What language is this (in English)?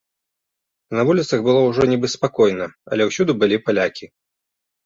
Belarusian